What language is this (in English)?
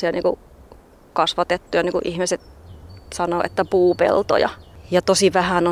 Finnish